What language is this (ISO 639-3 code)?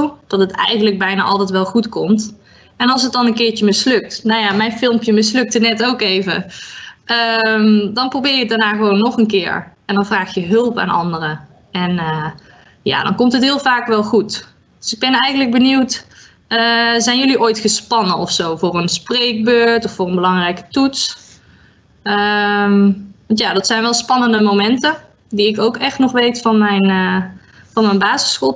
nld